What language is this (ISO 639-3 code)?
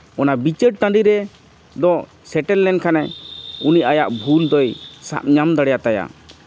sat